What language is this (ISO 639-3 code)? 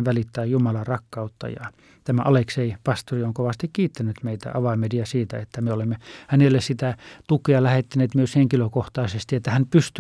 fin